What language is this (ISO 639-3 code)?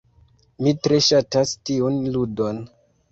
epo